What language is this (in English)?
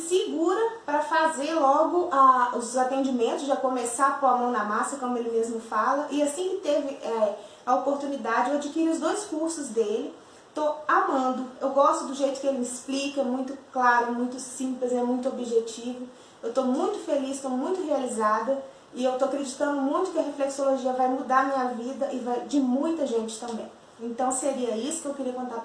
Portuguese